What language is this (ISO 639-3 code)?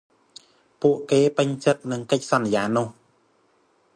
khm